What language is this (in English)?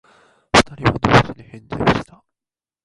Japanese